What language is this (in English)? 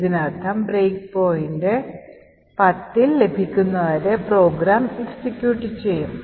Malayalam